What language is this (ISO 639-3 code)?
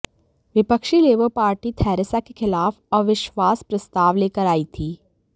hin